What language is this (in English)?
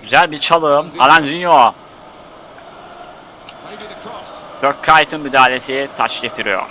Turkish